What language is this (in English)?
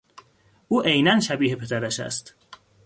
Persian